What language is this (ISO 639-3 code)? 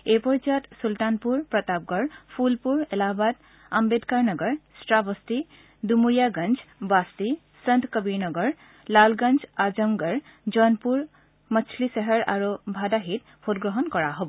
asm